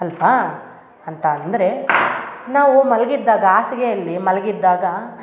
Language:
Kannada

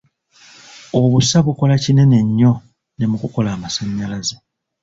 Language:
Ganda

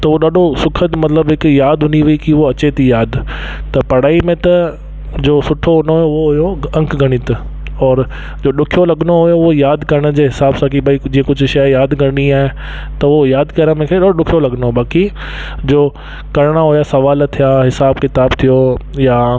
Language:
Sindhi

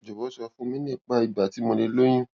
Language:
Yoruba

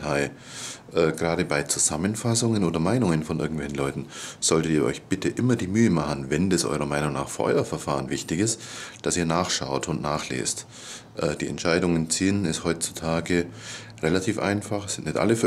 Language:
German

